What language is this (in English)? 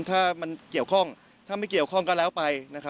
Thai